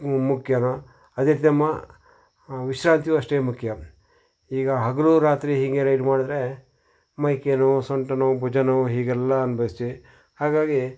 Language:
Kannada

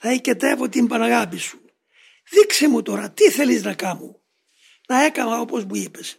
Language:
Greek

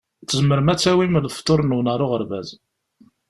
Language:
Kabyle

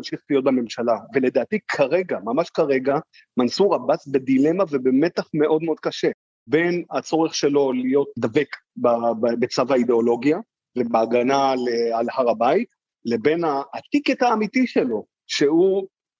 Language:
Hebrew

